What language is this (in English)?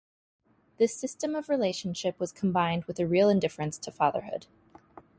English